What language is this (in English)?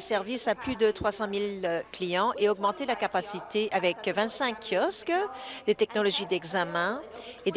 French